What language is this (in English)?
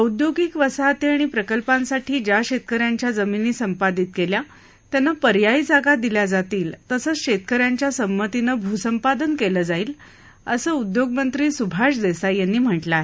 Marathi